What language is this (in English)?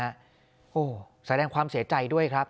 Thai